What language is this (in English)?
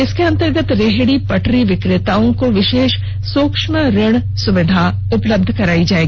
Hindi